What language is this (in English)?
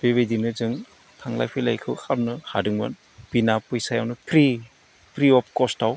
Bodo